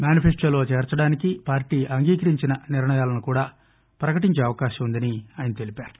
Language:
Telugu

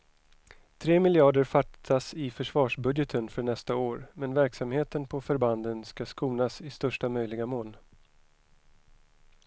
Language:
Swedish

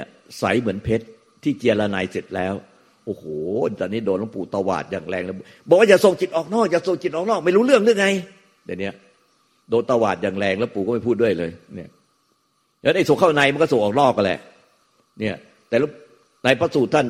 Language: Thai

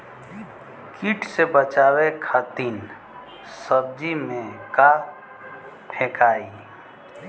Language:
Bhojpuri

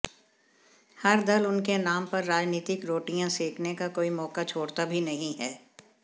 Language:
Hindi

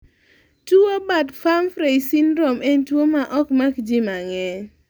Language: Luo (Kenya and Tanzania)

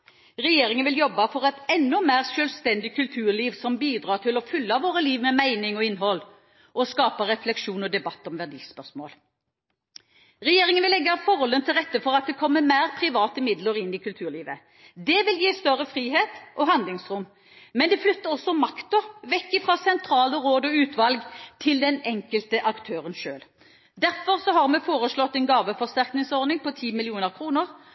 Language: Norwegian Bokmål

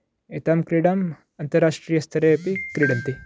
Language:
Sanskrit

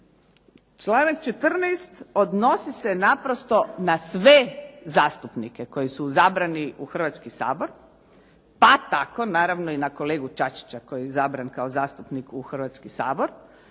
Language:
Croatian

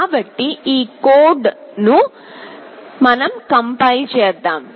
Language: Telugu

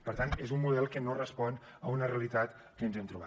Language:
Catalan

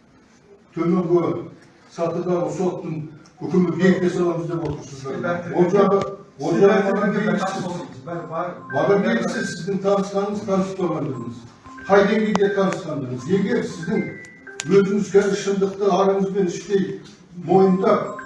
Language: Turkish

